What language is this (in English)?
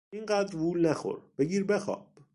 Persian